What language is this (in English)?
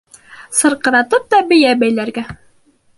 Bashkir